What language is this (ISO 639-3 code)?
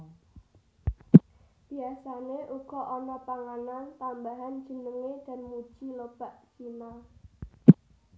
jav